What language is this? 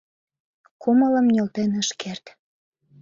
Mari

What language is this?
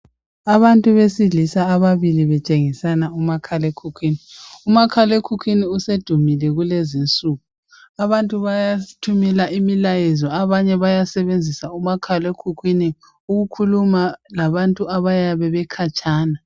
North Ndebele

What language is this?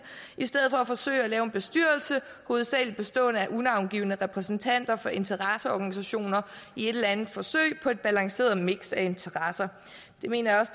Danish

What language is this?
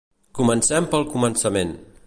Catalan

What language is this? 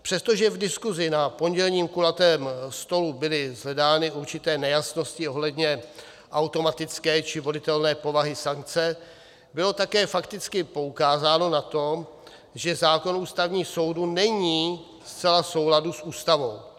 Czech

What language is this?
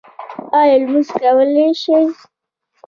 Pashto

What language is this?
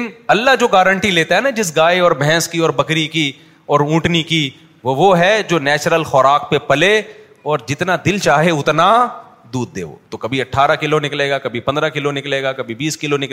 Urdu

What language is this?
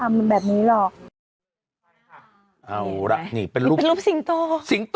Thai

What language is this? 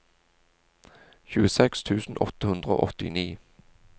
Norwegian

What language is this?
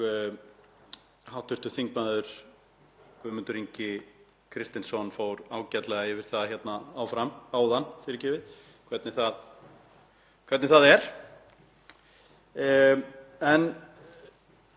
Icelandic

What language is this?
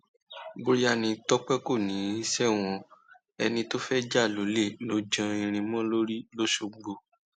Yoruba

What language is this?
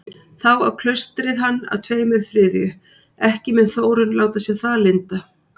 Icelandic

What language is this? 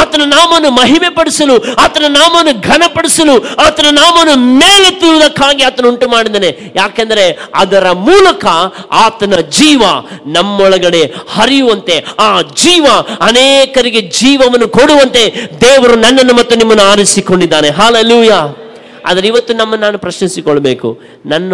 Kannada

